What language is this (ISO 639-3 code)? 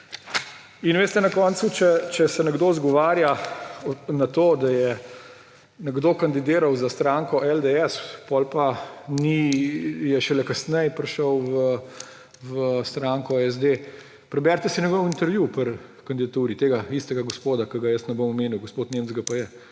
slv